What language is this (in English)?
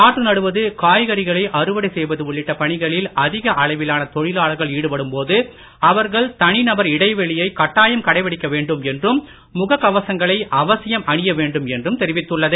Tamil